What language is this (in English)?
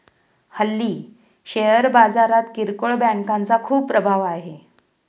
Marathi